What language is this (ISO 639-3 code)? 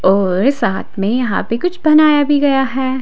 hin